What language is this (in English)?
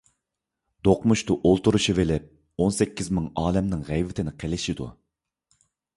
Uyghur